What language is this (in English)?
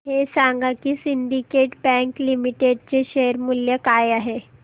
Marathi